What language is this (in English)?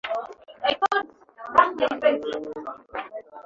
Swahili